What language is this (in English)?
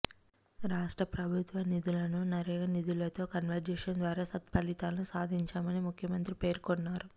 Telugu